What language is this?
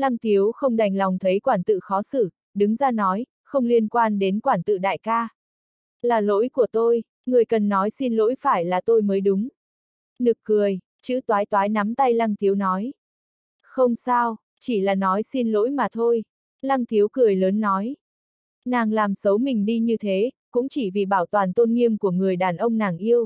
Vietnamese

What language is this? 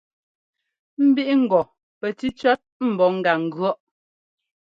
Ngomba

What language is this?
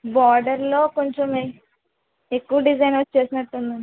Telugu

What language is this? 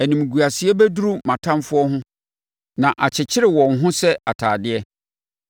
Akan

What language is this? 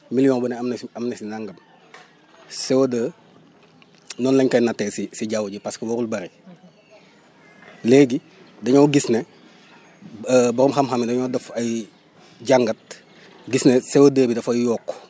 Wolof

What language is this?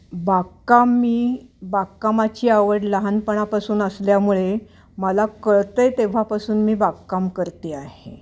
Marathi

